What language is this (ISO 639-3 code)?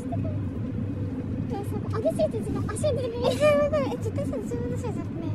jpn